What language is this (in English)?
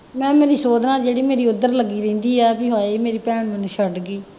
Punjabi